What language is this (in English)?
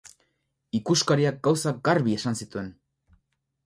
Basque